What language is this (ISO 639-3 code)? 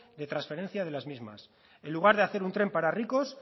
spa